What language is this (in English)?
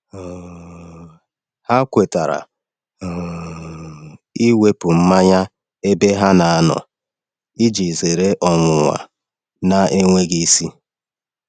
Igbo